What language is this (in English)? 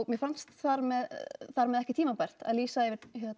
Icelandic